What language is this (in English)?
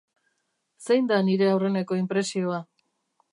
Basque